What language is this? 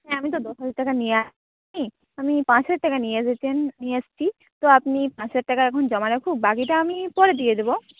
Bangla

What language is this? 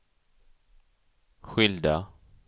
Swedish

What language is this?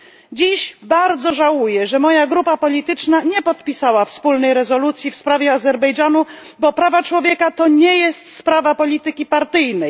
Polish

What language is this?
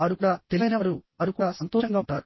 Telugu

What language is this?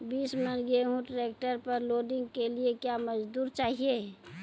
Maithili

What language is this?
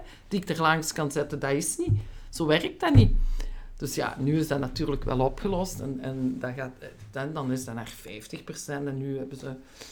Dutch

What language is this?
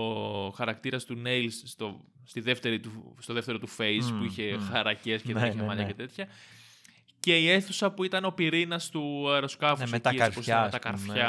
Greek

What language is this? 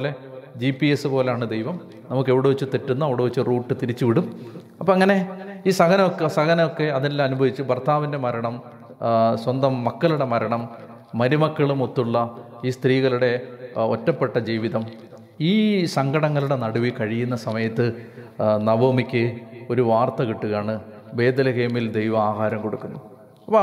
Malayalam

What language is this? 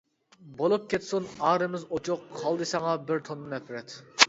Uyghur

